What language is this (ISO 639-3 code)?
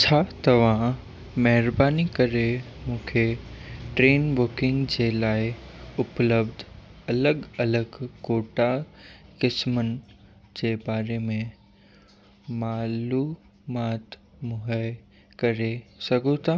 snd